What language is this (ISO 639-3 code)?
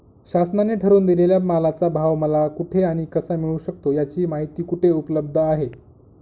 mar